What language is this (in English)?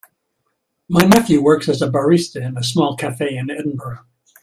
English